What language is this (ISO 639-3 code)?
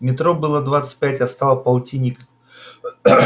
rus